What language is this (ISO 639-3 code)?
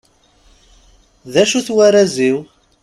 kab